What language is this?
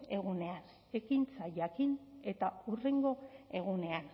Basque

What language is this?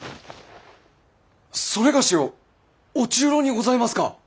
Japanese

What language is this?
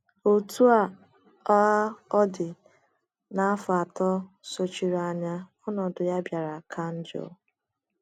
Igbo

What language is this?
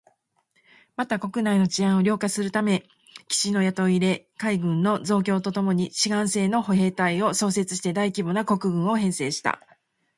Japanese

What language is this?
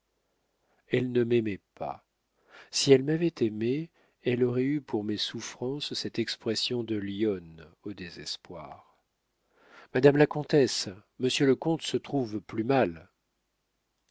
French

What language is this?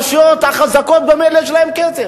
Hebrew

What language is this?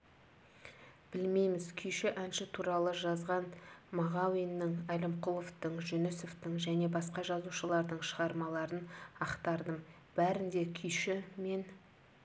Kazakh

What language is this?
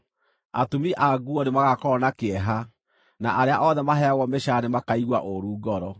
Kikuyu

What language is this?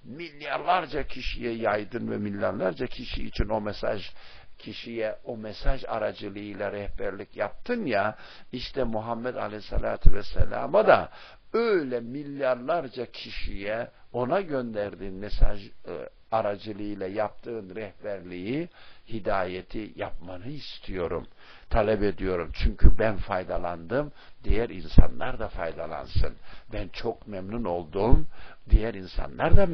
Turkish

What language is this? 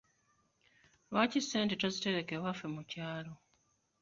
Ganda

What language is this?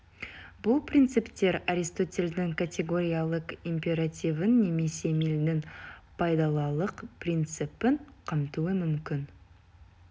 Kazakh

